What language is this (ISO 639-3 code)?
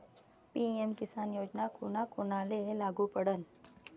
mar